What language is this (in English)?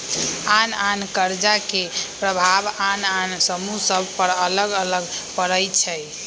Magahi